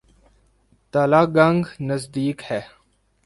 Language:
Urdu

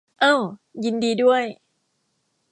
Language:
Thai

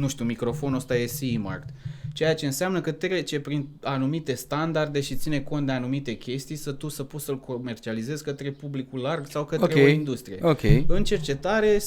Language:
Romanian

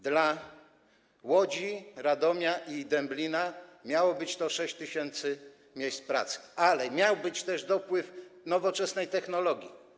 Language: Polish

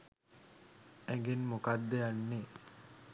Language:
Sinhala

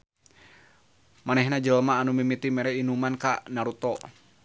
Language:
Sundanese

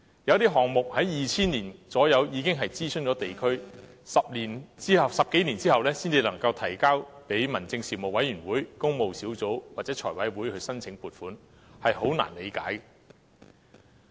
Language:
Cantonese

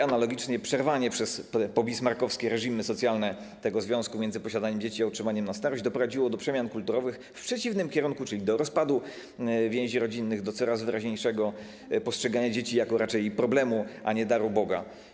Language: Polish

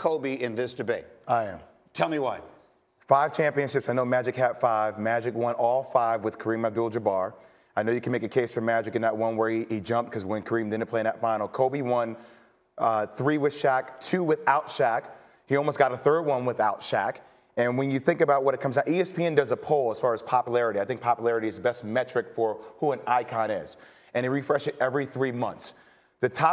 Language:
English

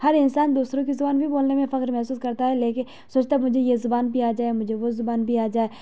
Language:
Urdu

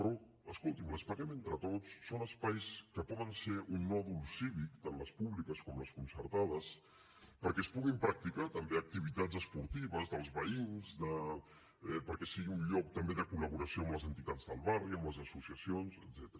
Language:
Catalan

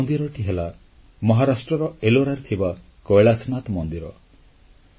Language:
Odia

